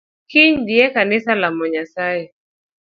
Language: Luo (Kenya and Tanzania)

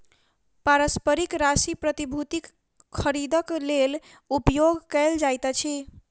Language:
Maithili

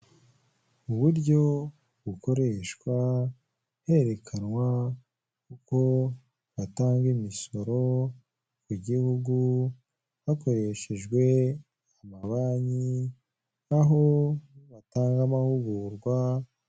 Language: Kinyarwanda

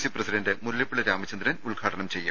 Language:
Malayalam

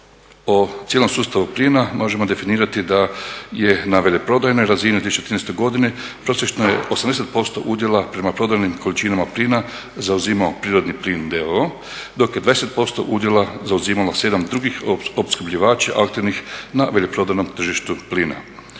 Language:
Croatian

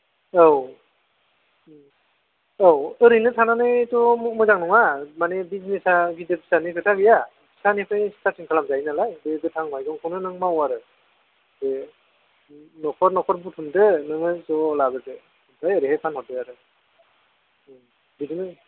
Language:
Bodo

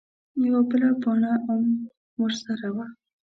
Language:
Pashto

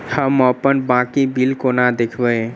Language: Maithili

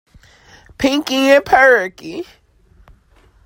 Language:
English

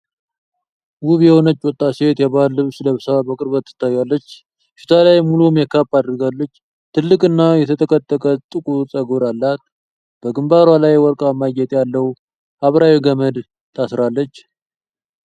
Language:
Amharic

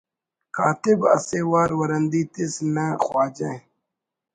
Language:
Brahui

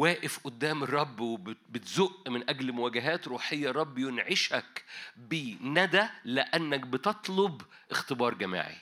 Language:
Arabic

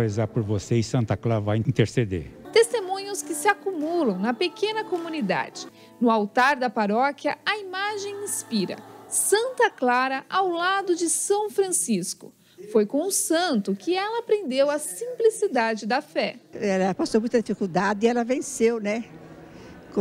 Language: Portuguese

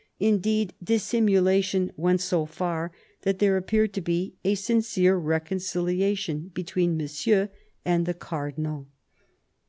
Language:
English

